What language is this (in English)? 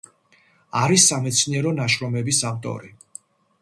Georgian